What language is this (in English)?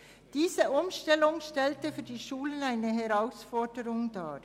Swiss German